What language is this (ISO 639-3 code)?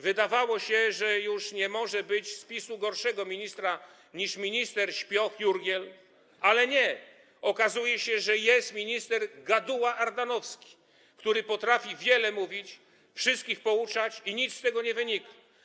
pol